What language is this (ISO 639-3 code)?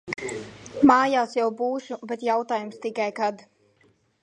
lav